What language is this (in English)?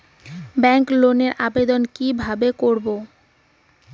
Bangla